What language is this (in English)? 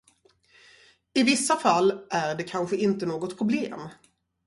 Swedish